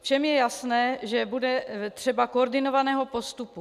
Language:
Czech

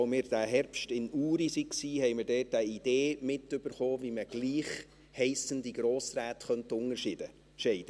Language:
Swiss German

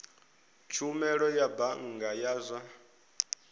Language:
Venda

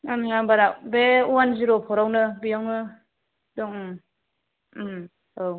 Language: Bodo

